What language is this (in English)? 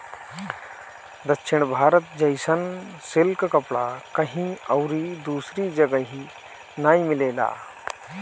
Bhojpuri